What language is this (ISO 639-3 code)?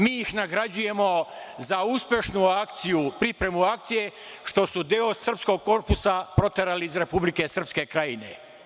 srp